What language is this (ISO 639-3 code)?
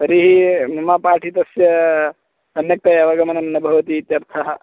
san